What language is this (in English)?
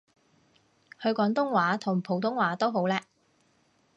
Cantonese